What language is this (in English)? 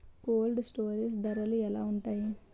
Telugu